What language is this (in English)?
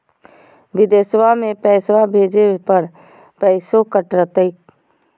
Magahi